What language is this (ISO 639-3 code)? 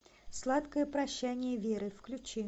rus